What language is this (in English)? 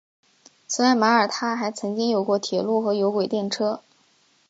Chinese